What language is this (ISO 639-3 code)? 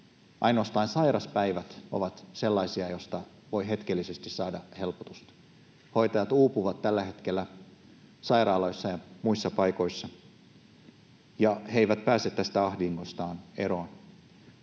fin